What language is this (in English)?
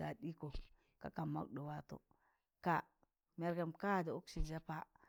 Tangale